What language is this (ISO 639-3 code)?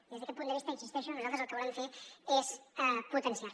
cat